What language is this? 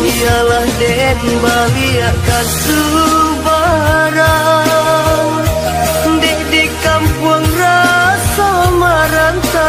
Indonesian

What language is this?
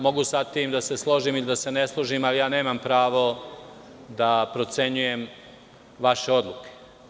Serbian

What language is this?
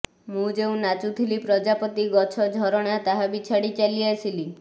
Odia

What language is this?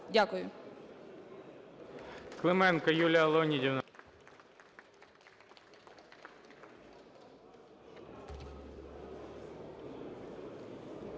Ukrainian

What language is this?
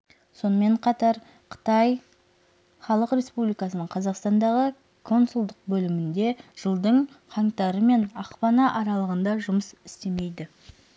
Kazakh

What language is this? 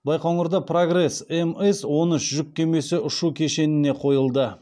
Kazakh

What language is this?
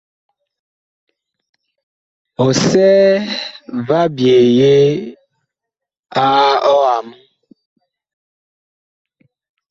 Bakoko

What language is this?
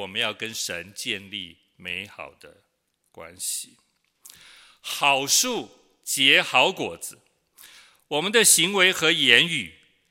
Chinese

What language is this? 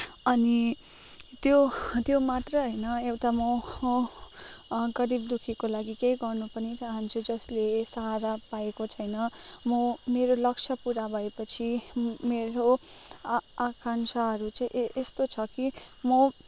Nepali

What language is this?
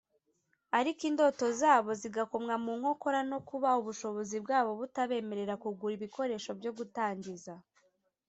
Kinyarwanda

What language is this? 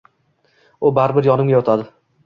Uzbek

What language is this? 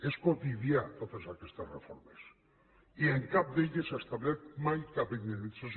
Catalan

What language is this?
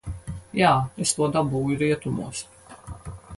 Latvian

